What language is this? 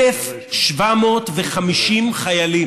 Hebrew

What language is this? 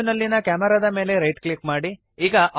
Kannada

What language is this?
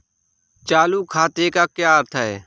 Hindi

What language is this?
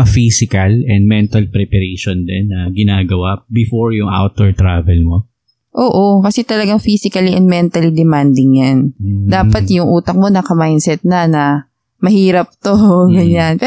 Filipino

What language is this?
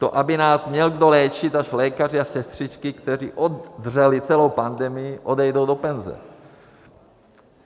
Czech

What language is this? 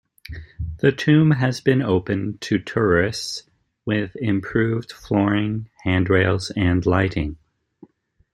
English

